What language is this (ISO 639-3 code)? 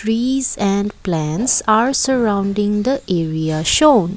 eng